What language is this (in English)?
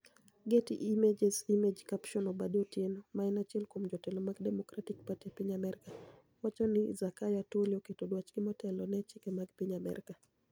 Luo (Kenya and Tanzania)